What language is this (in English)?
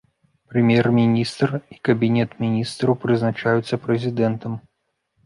Belarusian